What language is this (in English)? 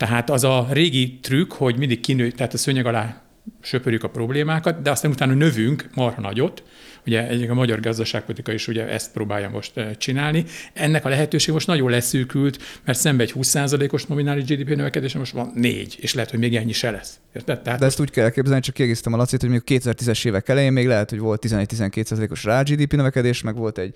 Hungarian